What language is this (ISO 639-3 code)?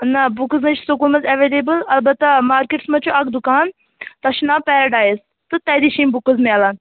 kas